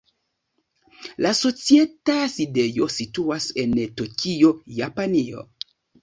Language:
Esperanto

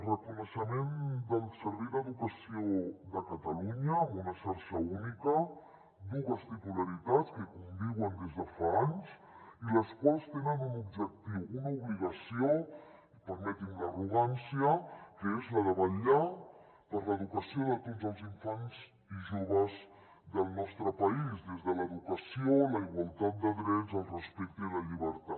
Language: Catalan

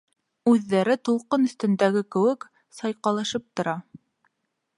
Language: Bashkir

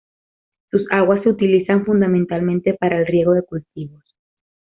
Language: Spanish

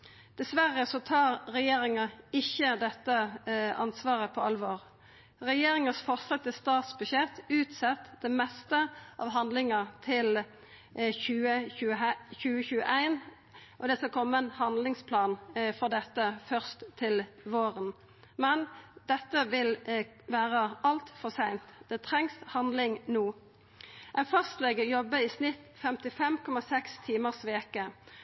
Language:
Norwegian Nynorsk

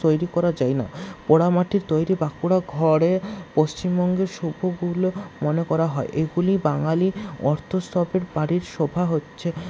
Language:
Bangla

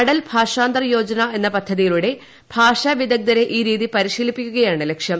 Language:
Malayalam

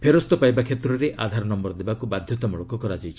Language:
Odia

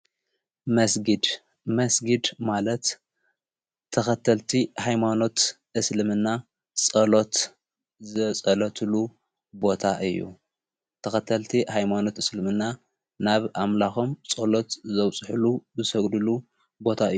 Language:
Tigrinya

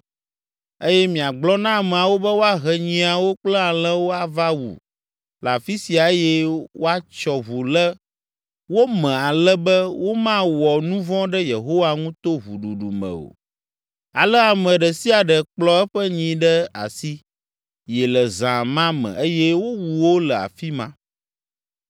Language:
Ewe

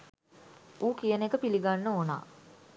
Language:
Sinhala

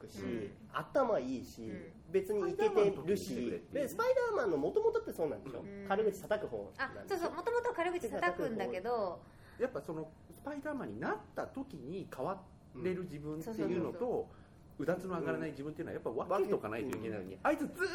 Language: Japanese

